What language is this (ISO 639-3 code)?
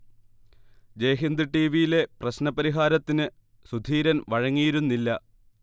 mal